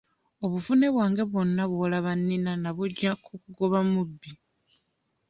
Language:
Ganda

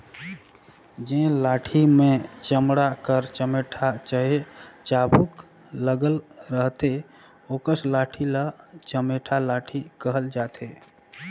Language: Chhattisgarhi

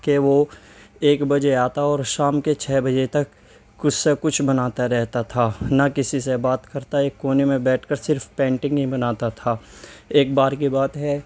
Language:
Urdu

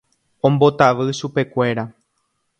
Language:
Guarani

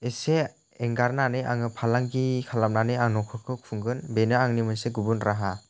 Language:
Bodo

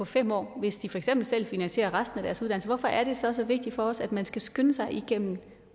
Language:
Danish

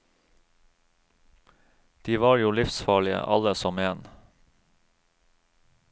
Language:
Norwegian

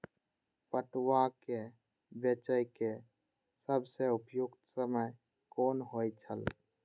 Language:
Maithili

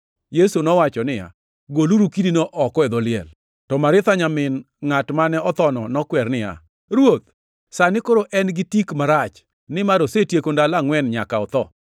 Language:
Luo (Kenya and Tanzania)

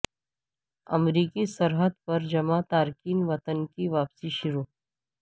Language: Urdu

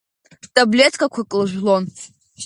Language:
Abkhazian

